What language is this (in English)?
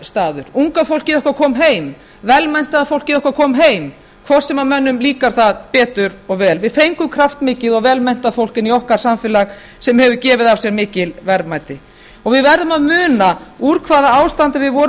Icelandic